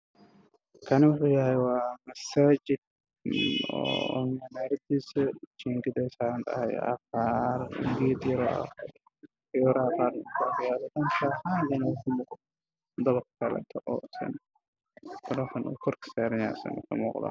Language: Somali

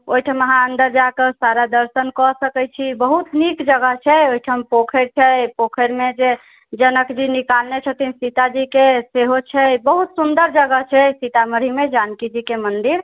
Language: Maithili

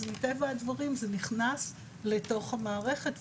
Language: Hebrew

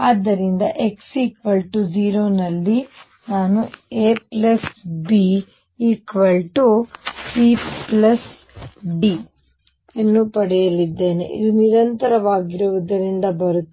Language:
Kannada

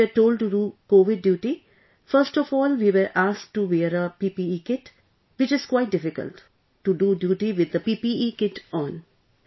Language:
English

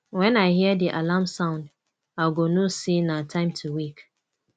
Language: Nigerian Pidgin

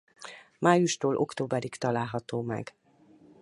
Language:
Hungarian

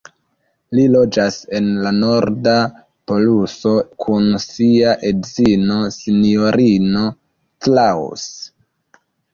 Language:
Esperanto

